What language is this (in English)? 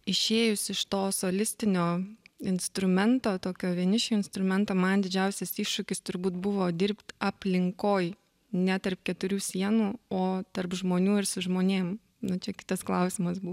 Lithuanian